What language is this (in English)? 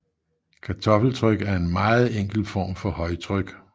Danish